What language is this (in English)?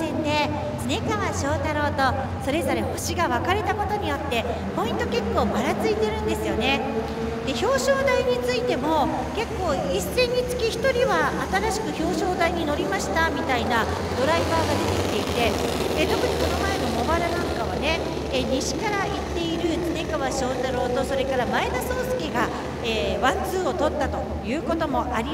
Japanese